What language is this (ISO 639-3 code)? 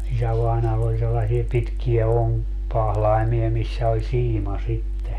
fin